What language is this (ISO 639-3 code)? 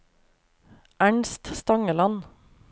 nor